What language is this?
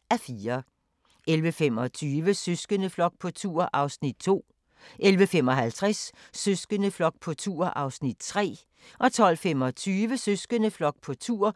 Danish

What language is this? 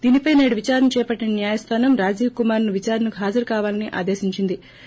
Telugu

